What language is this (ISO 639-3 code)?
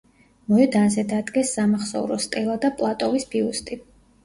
kat